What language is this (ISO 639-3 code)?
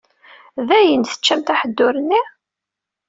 kab